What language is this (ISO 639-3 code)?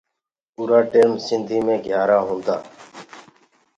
ggg